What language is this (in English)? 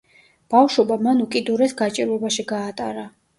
Georgian